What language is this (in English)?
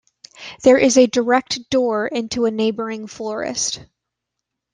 English